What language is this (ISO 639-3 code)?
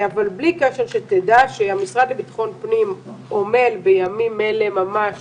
heb